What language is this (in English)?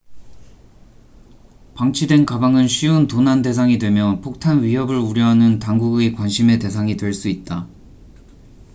Korean